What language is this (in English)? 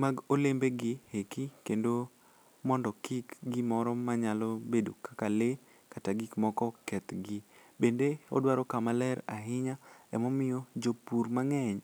Luo (Kenya and Tanzania)